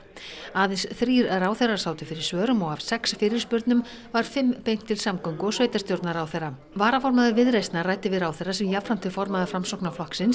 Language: Icelandic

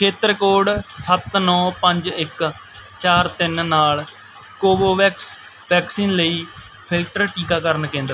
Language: Punjabi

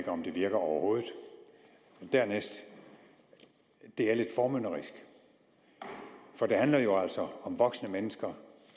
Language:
Danish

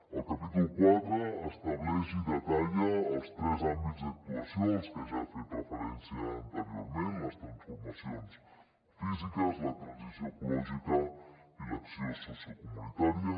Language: Catalan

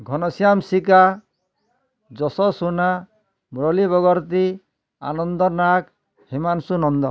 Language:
Odia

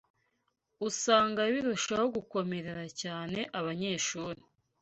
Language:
Kinyarwanda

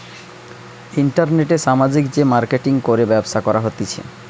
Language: Bangla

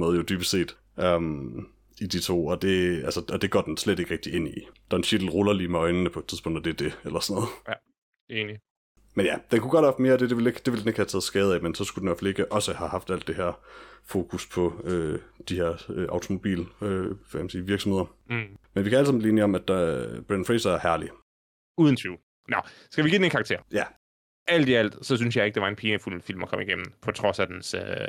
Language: Danish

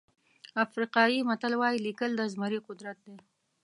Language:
Pashto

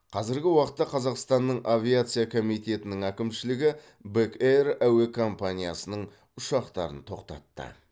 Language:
Kazakh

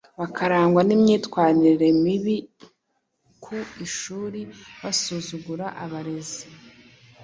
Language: Kinyarwanda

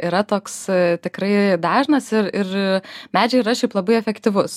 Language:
Lithuanian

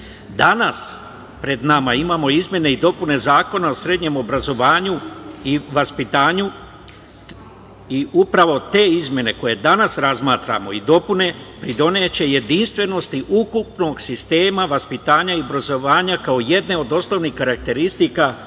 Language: Serbian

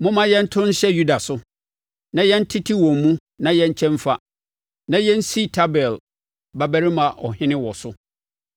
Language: Akan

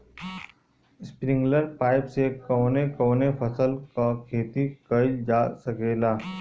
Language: Bhojpuri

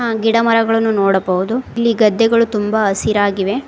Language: Kannada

